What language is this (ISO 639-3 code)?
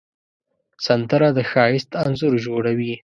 pus